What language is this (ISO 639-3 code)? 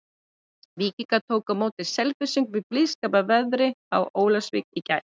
isl